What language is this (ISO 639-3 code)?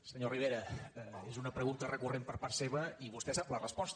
cat